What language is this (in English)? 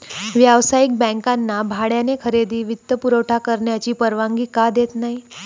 Marathi